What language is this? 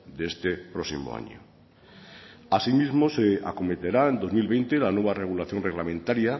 Spanish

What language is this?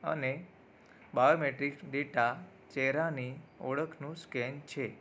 Gujarati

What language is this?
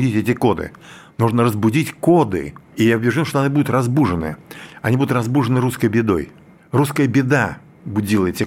Russian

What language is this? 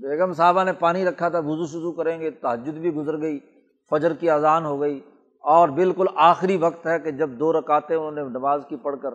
Urdu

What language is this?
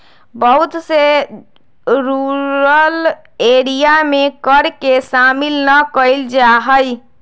Magahi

